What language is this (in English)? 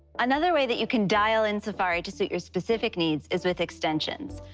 English